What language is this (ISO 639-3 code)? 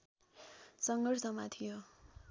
nep